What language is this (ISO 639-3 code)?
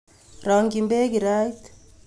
kln